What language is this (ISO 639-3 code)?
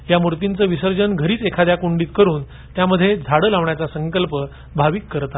mar